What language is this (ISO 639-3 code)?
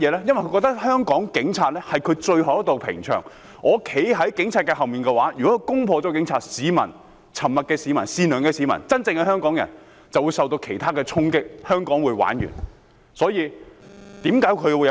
yue